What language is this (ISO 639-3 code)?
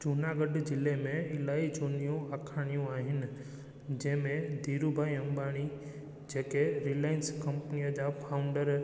snd